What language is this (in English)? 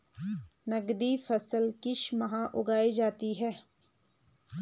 Hindi